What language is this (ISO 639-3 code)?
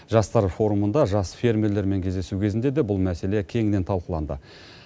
kaz